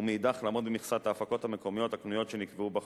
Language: Hebrew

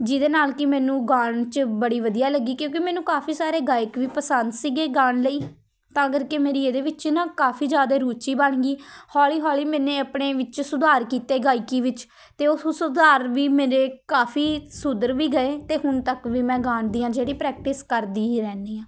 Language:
Punjabi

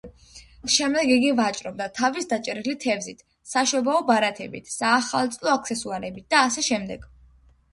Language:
Georgian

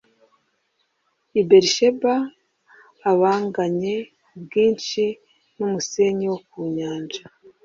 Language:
Kinyarwanda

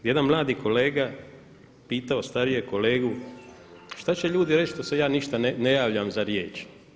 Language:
Croatian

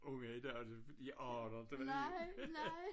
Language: Danish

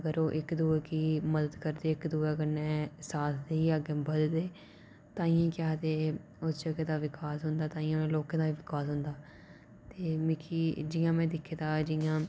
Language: Dogri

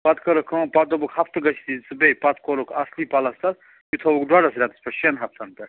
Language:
Kashmiri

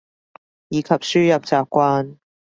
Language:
Cantonese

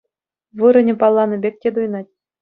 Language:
Chuvash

